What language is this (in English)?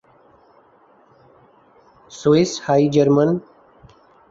Urdu